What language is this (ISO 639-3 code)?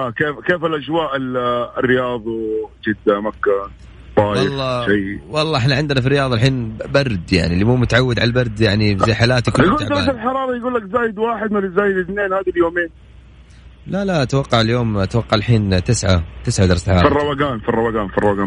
ara